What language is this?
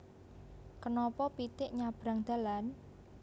Javanese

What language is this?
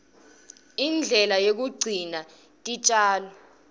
Swati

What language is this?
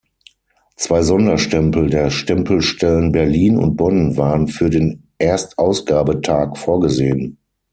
German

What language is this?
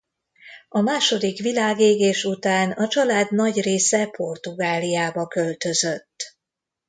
Hungarian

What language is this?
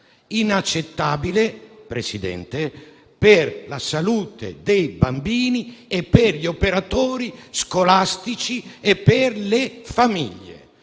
Italian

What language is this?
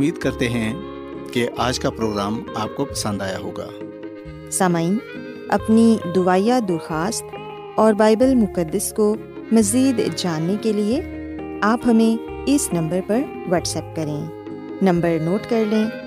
Urdu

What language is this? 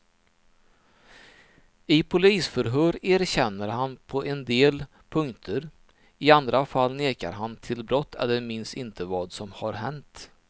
Swedish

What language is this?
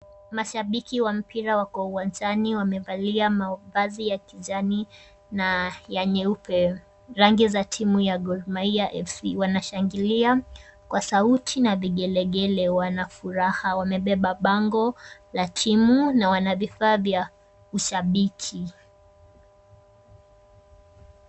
Swahili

